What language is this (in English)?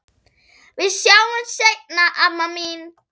Icelandic